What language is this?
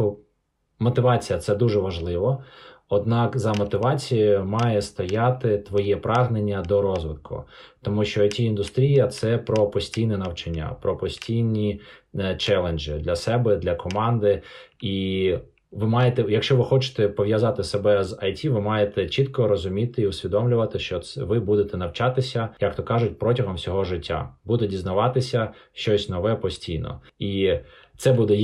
Ukrainian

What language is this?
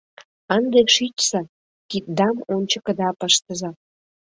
Mari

